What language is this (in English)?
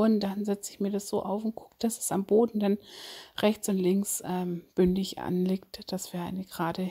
German